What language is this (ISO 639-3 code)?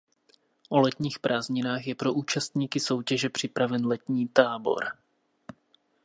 ces